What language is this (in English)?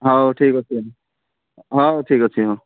Odia